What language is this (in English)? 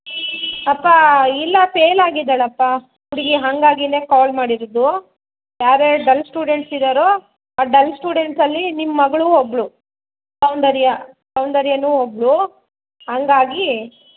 Kannada